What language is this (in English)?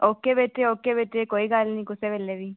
Dogri